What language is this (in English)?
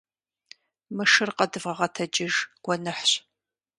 Kabardian